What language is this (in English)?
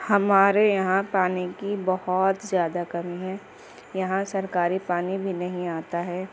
Urdu